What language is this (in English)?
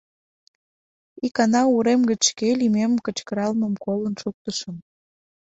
Mari